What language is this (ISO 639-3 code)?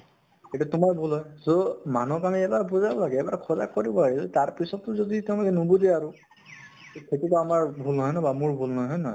asm